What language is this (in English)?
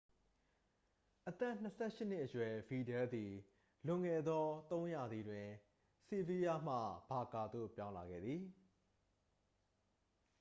Burmese